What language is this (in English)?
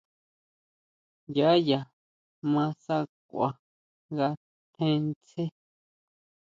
Huautla Mazatec